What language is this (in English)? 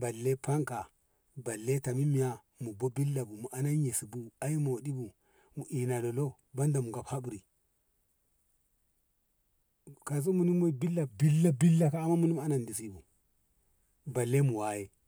Ngamo